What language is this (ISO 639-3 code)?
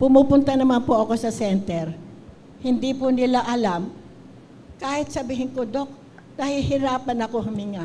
fil